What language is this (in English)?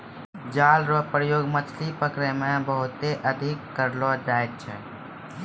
Maithili